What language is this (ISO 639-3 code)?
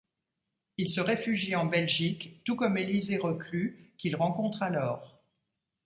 fra